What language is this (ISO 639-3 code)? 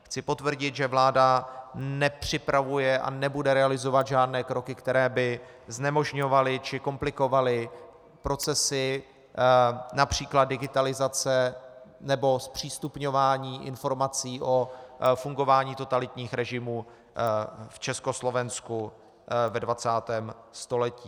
ces